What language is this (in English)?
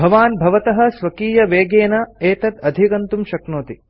Sanskrit